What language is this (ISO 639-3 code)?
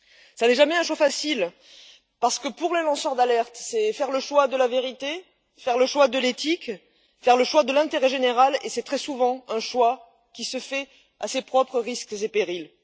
fra